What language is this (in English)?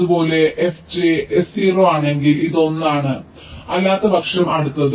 Malayalam